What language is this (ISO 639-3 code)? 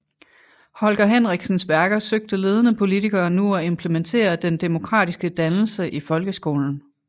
dan